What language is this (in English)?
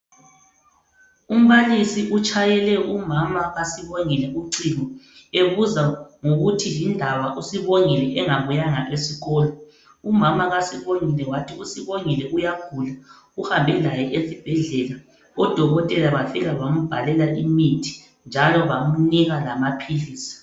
North Ndebele